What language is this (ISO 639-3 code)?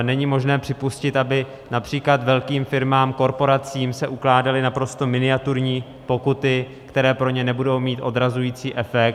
ces